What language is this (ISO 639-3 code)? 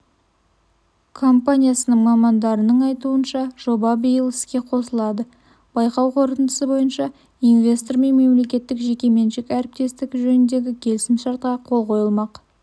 kaz